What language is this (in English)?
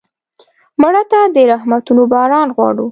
Pashto